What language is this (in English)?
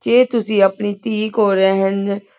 Punjabi